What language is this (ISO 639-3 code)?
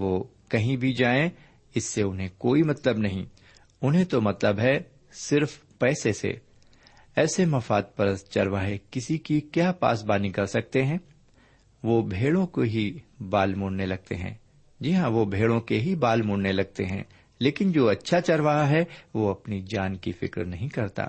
urd